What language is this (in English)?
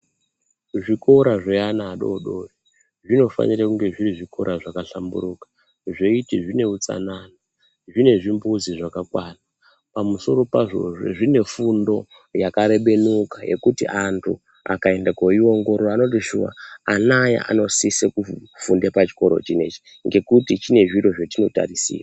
Ndau